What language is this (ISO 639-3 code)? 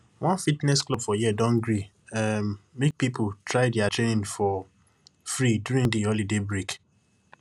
pcm